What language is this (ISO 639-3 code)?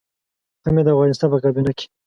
pus